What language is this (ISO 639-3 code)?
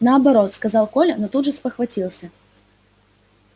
rus